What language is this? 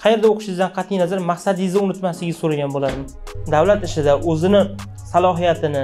Turkish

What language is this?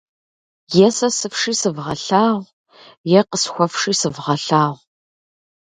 Kabardian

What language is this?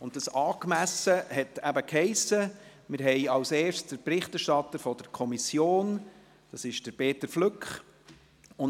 Swiss German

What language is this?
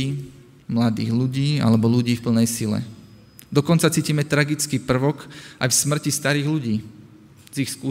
Slovak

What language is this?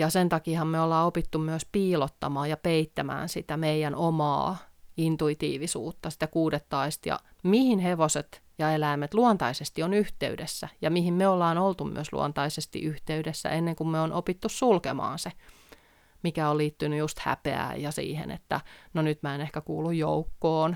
Finnish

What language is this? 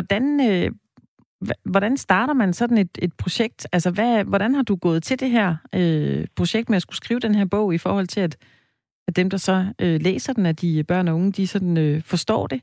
Danish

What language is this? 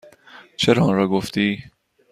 Persian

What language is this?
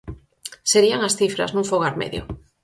Galician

